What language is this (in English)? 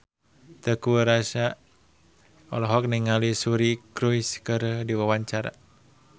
Sundanese